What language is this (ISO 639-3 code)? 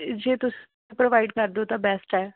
pan